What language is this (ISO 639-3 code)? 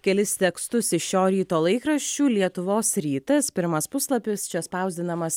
lit